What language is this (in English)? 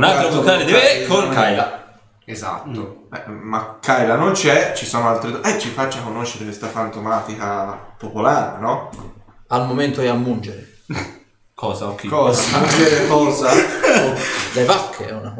Italian